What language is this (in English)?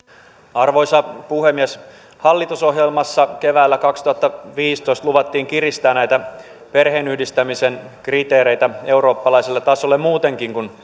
Finnish